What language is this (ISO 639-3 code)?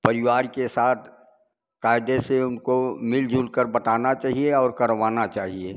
hin